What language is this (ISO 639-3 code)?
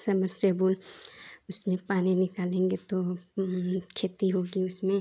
hin